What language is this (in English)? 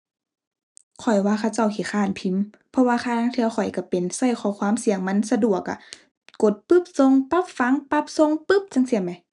Thai